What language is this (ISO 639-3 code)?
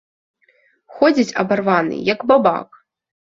bel